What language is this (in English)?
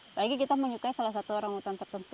Indonesian